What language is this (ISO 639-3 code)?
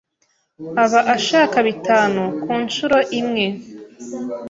kin